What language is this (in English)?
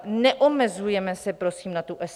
Czech